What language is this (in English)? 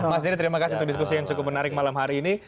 Indonesian